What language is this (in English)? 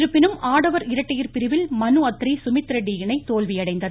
Tamil